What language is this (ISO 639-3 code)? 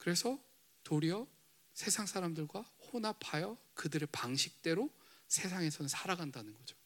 kor